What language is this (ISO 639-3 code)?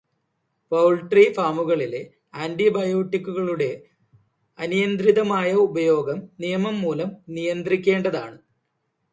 mal